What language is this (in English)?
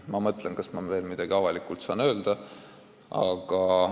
Estonian